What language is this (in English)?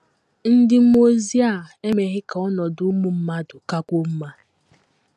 Igbo